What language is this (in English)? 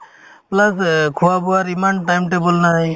Assamese